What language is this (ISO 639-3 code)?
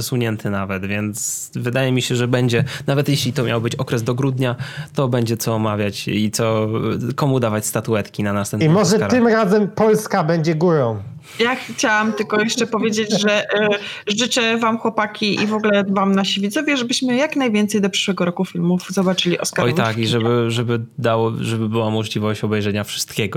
pol